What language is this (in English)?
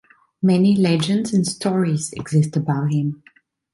English